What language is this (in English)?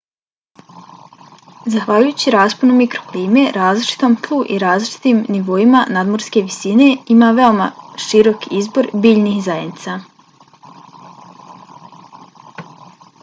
Bosnian